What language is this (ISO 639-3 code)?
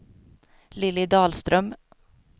swe